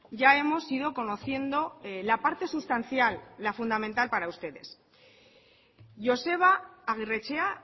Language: Spanish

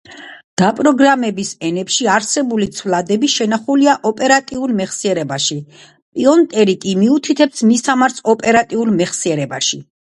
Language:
Georgian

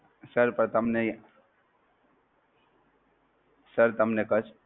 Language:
Gujarati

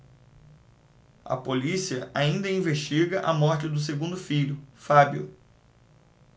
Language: Portuguese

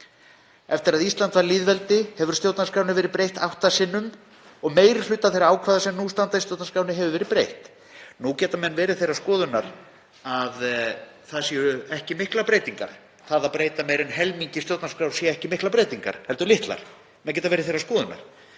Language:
Icelandic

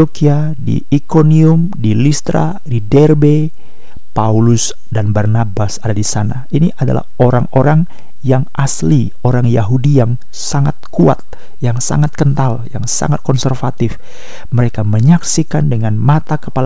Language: Indonesian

